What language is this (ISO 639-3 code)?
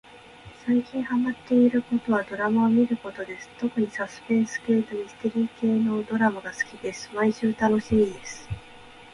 jpn